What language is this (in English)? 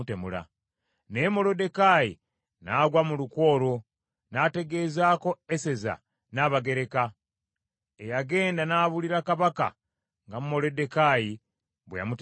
Ganda